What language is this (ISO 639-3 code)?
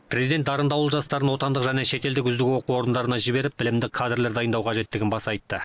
kaz